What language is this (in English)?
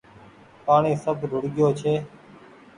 Goaria